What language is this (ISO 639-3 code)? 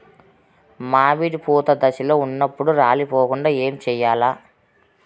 tel